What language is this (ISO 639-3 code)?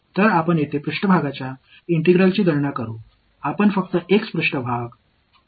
tam